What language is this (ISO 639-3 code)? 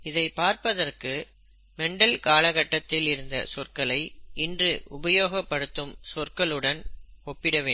tam